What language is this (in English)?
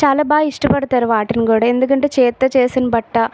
Telugu